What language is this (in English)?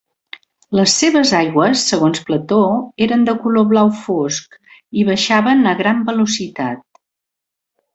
Catalan